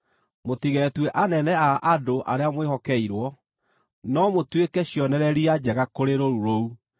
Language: Kikuyu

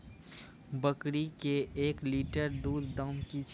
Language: Maithili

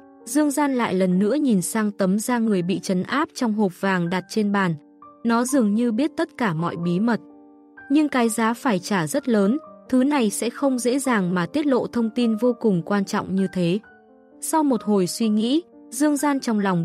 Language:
Vietnamese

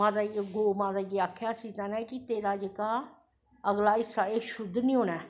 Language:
Dogri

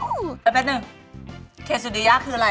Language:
Thai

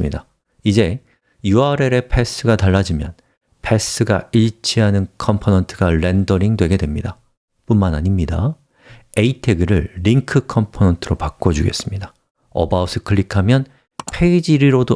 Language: Korean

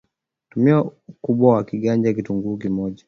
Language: Swahili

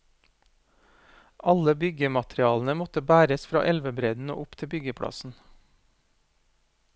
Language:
Norwegian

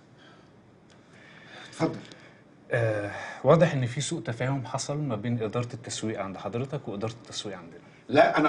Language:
Arabic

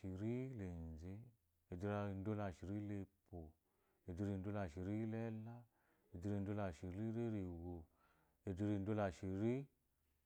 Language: Eloyi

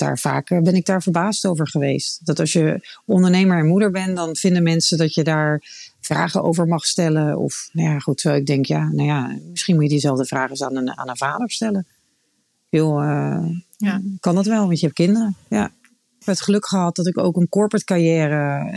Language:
Dutch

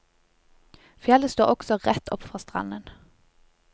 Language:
Norwegian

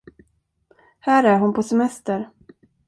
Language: Swedish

